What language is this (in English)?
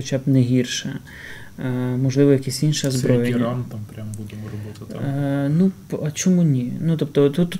Ukrainian